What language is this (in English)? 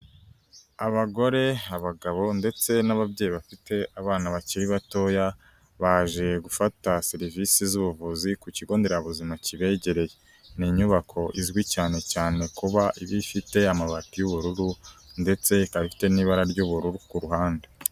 Kinyarwanda